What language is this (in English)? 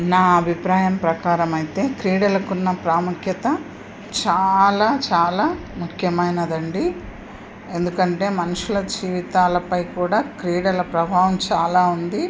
Telugu